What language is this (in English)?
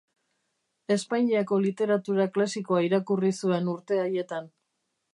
Basque